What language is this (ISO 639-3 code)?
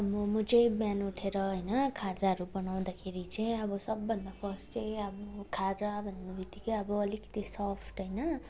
nep